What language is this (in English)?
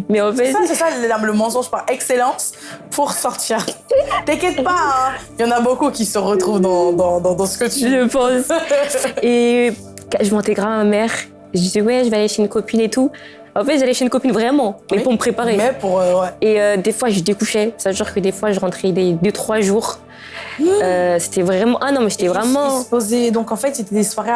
French